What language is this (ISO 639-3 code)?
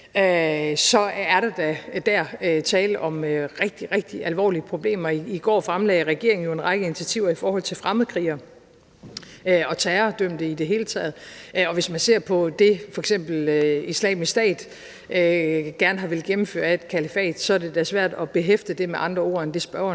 dan